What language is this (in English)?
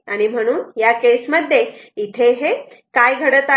Marathi